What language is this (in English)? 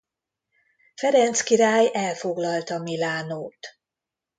Hungarian